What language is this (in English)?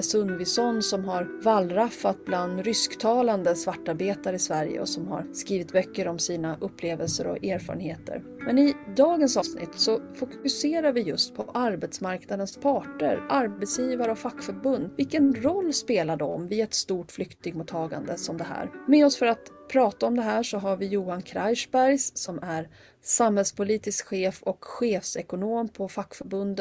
Swedish